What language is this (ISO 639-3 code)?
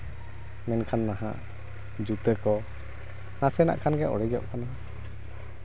sat